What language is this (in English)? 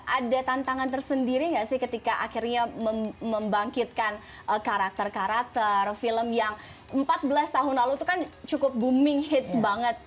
Indonesian